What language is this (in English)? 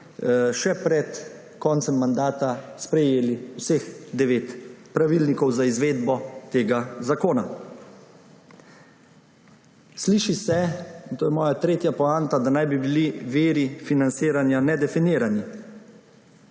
Slovenian